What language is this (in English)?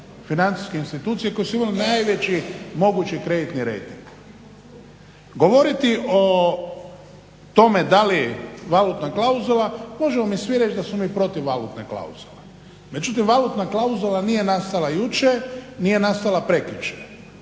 Croatian